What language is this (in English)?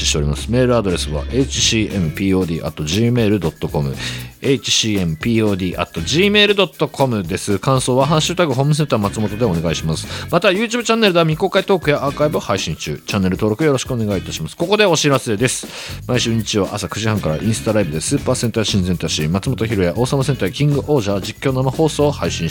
Japanese